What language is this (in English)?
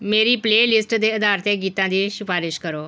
Punjabi